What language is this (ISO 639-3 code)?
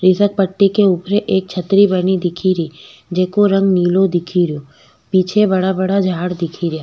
raj